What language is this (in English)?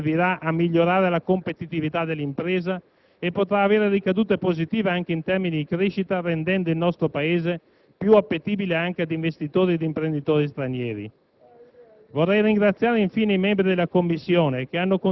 Italian